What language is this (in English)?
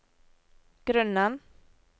Norwegian